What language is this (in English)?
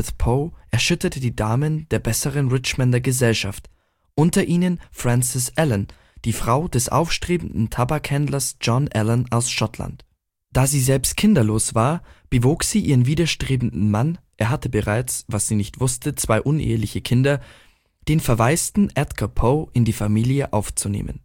German